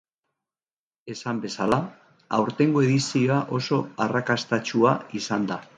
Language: Basque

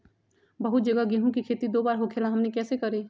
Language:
Magahi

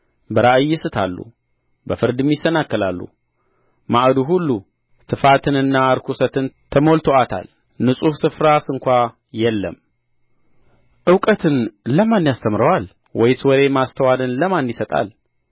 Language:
Amharic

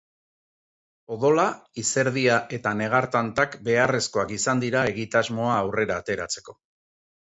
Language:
Basque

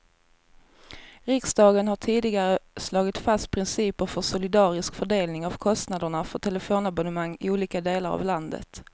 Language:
Swedish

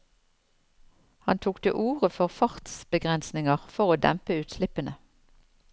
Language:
Norwegian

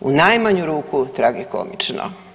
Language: Croatian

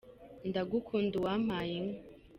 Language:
Kinyarwanda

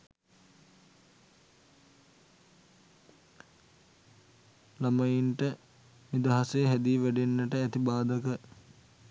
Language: Sinhala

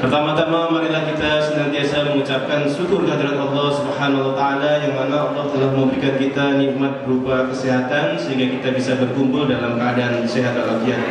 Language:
Indonesian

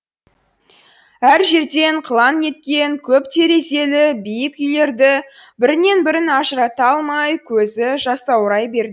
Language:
Kazakh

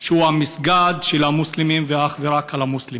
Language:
Hebrew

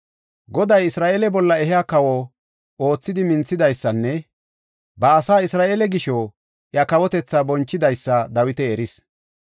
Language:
Gofa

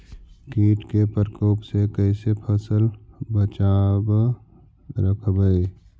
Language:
Magahi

